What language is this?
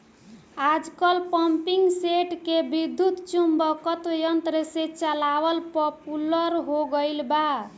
Bhojpuri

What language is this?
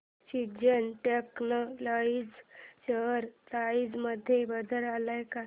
Marathi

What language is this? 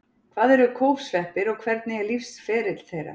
Icelandic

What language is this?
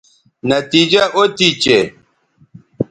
Bateri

